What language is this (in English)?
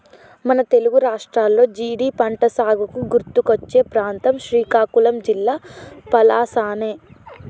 Telugu